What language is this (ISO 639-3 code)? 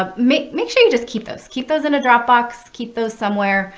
eng